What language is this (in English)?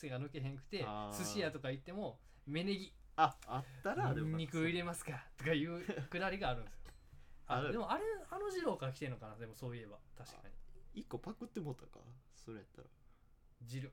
Japanese